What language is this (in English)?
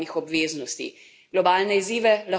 Slovenian